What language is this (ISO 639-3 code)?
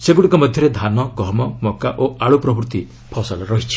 ori